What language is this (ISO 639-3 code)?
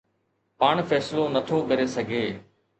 snd